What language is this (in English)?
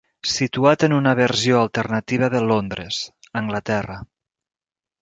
Catalan